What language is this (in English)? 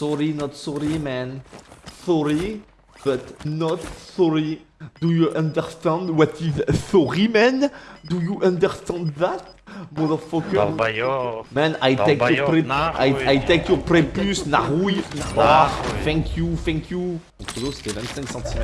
French